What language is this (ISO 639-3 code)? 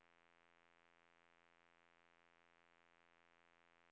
swe